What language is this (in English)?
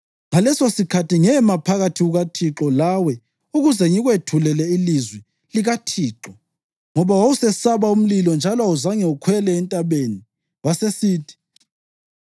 North Ndebele